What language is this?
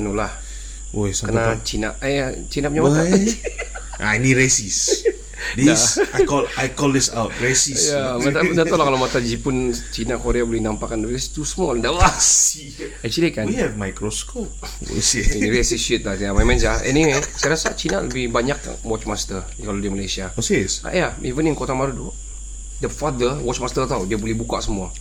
Malay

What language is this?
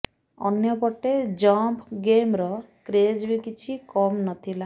Odia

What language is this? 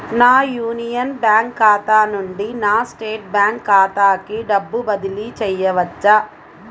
Telugu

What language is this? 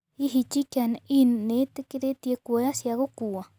Kikuyu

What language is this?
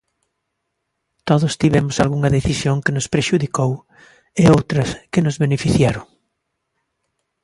Galician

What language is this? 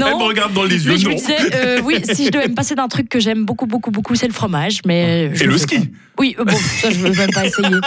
French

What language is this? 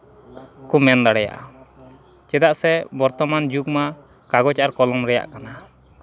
Santali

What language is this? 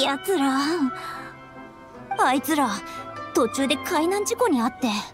Japanese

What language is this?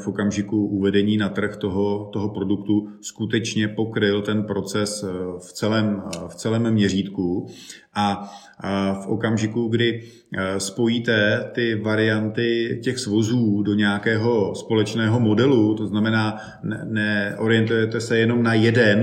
Czech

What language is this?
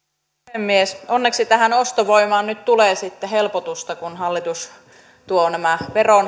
Finnish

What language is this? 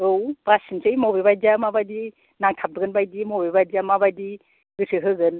Bodo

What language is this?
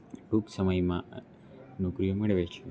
Gujarati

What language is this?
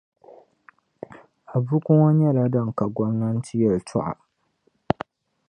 Dagbani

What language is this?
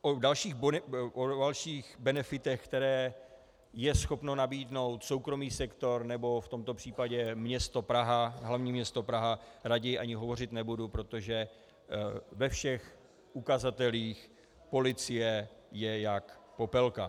Czech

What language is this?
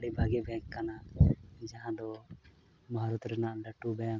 Santali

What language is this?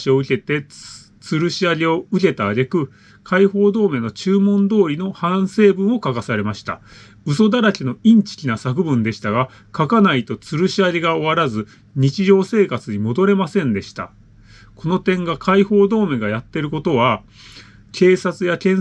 Japanese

